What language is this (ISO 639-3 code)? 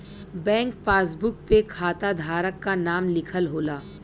bho